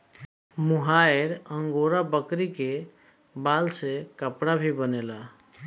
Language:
Bhojpuri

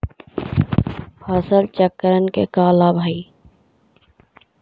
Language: Magahi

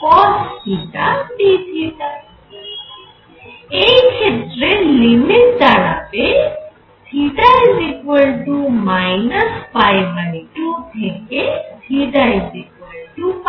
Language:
Bangla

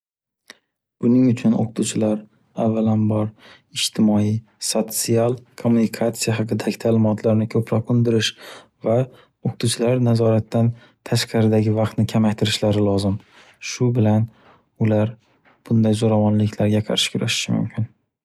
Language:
Uzbek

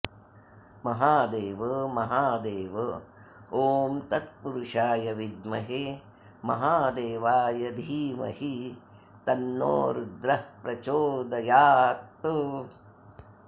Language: Sanskrit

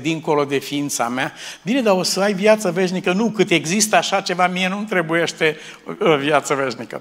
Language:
Romanian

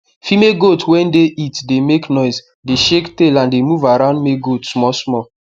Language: Nigerian Pidgin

